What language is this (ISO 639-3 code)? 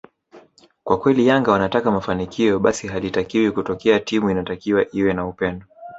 swa